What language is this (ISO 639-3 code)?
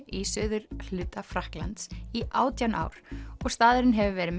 isl